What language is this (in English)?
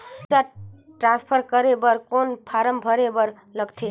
Chhattisgarhi